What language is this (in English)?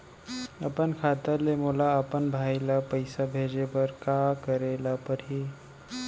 Chhattisgarhi